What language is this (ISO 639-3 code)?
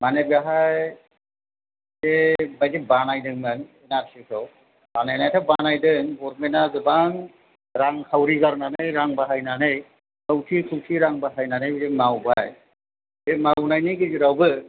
brx